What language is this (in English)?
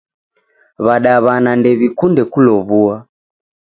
Taita